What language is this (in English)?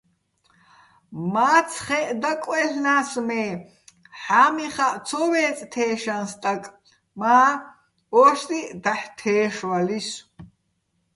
Bats